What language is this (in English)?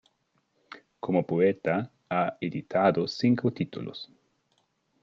Spanish